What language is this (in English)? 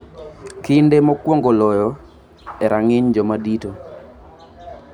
Luo (Kenya and Tanzania)